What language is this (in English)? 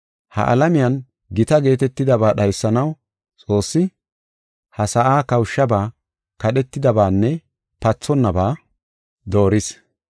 Gofa